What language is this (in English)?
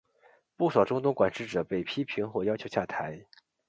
Chinese